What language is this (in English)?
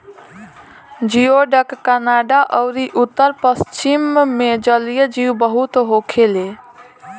Bhojpuri